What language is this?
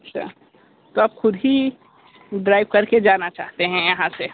Hindi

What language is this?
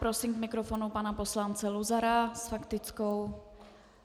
Czech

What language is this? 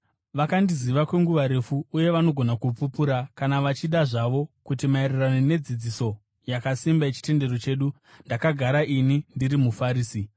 Shona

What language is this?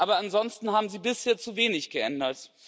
German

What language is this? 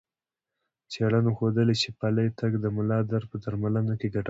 Pashto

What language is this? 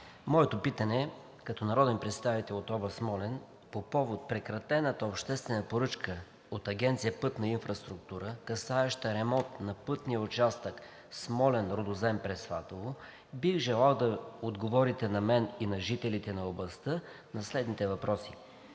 Bulgarian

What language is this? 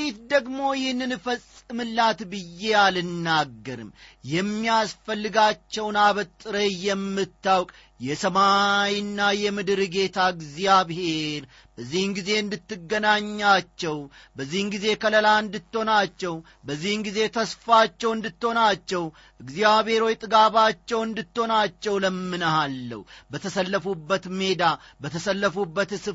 Amharic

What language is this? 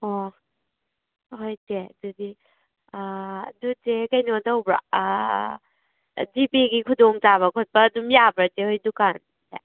Manipuri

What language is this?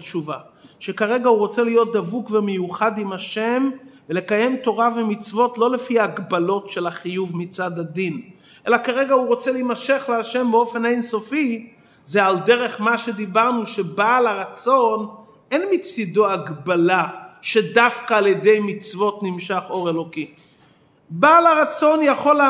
Hebrew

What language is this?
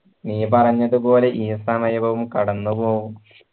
Malayalam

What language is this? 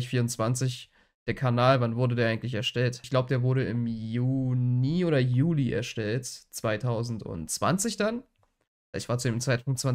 German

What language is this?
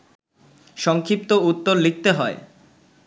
Bangla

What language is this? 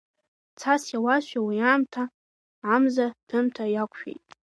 Abkhazian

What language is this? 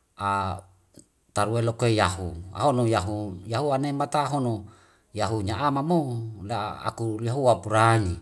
Wemale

